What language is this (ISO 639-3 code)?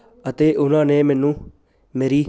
pan